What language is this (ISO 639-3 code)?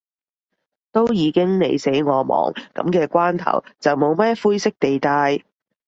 yue